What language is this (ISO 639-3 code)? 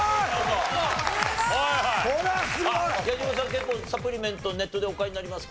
jpn